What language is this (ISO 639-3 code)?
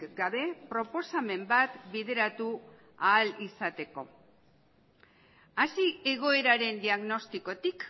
eus